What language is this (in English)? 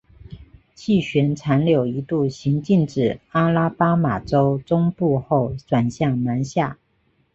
Chinese